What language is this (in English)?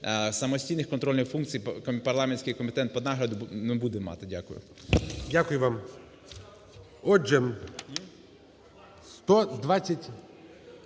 Ukrainian